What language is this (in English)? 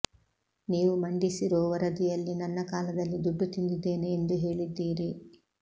Kannada